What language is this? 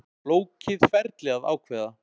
Icelandic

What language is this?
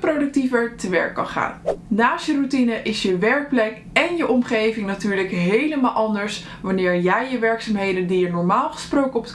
Dutch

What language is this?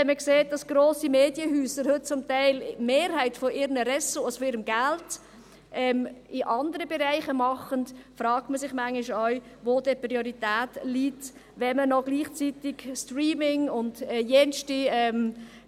Swiss German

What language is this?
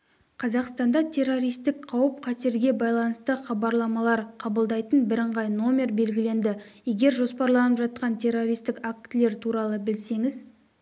Kazakh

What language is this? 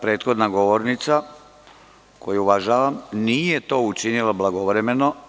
Serbian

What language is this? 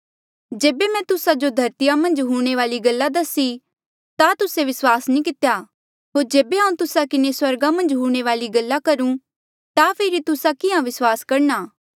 Mandeali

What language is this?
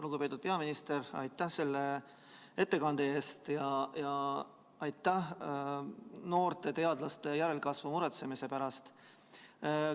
Estonian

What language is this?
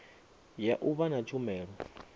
Venda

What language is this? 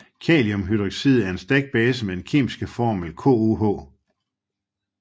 Danish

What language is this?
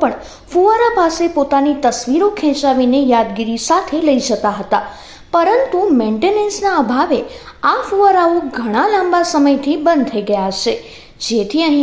Gujarati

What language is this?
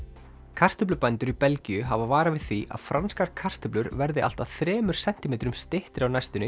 Icelandic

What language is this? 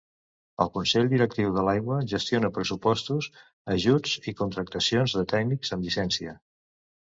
Catalan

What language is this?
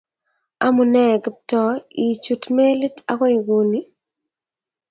Kalenjin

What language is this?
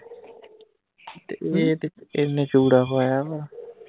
Punjabi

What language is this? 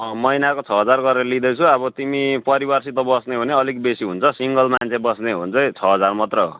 Nepali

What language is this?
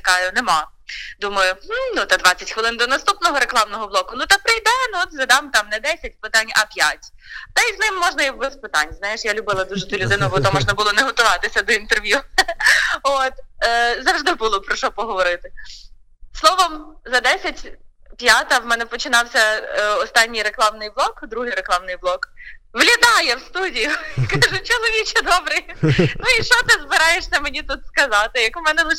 Ukrainian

